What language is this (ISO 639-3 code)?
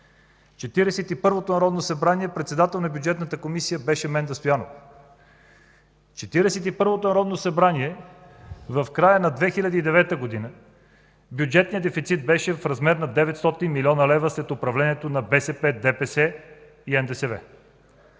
bul